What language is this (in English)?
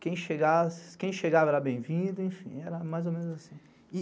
Portuguese